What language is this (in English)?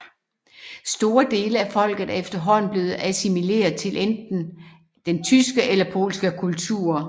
Danish